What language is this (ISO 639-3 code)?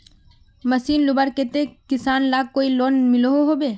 mag